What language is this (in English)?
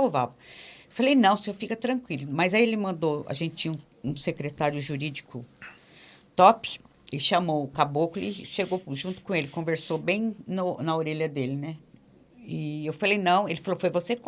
Portuguese